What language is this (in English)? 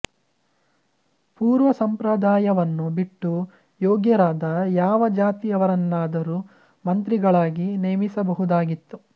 Kannada